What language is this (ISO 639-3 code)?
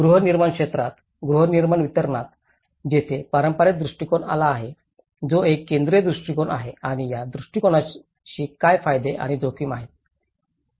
mar